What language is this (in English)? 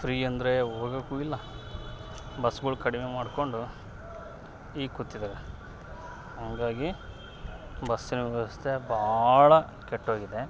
Kannada